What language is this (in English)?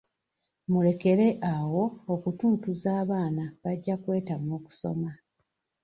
Ganda